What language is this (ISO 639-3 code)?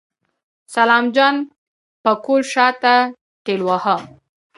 pus